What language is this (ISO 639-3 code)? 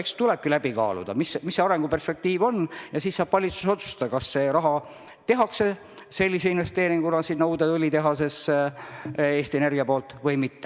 est